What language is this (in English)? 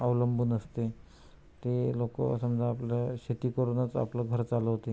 Marathi